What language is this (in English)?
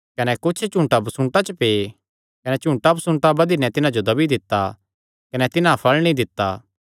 Kangri